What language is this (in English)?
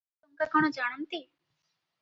Odia